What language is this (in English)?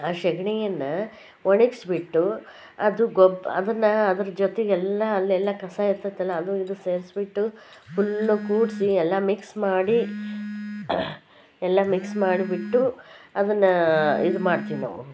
Kannada